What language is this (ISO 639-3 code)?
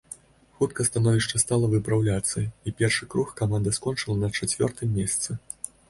bel